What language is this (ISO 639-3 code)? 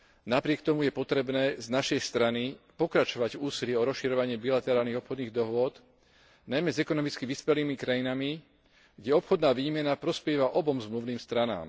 slk